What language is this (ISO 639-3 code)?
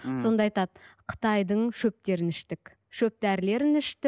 kaz